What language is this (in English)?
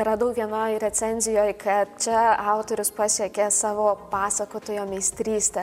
Lithuanian